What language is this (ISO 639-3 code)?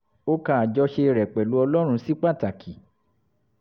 yor